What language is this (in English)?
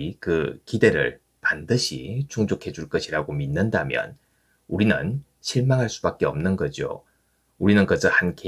Korean